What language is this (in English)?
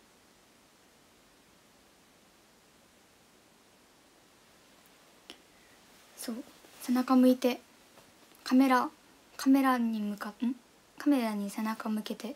Japanese